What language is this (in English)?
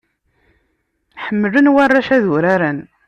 Kabyle